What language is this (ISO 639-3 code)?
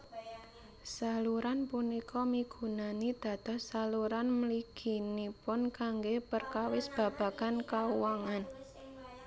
jav